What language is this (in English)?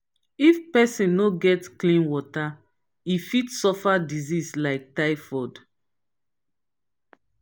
Nigerian Pidgin